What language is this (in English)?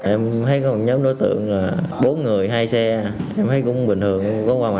Vietnamese